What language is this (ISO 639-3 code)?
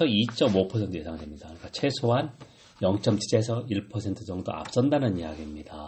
kor